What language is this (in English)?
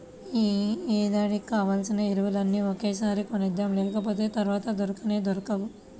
Telugu